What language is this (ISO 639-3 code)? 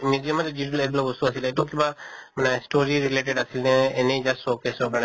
asm